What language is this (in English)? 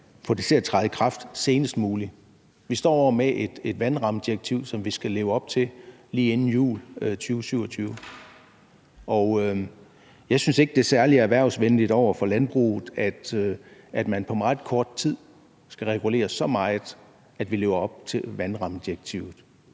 Danish